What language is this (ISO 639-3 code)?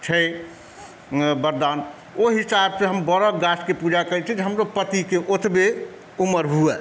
mai